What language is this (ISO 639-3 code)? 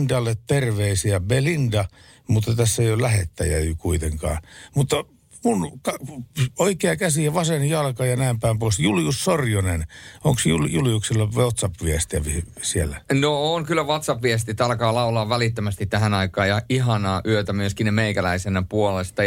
fin